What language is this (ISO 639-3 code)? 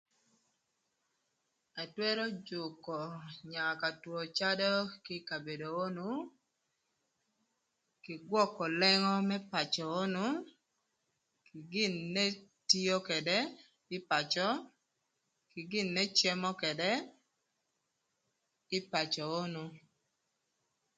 lth